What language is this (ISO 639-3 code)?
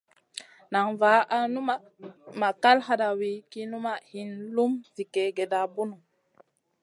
mcn